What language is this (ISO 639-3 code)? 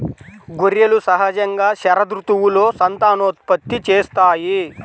tel